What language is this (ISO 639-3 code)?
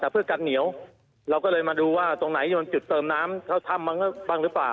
tha